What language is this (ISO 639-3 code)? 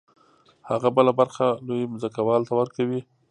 pus